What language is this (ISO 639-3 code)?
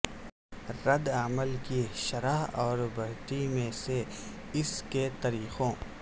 urd